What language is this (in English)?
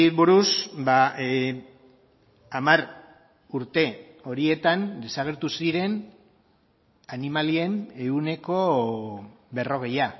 Basque